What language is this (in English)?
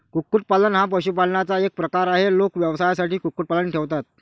Marathi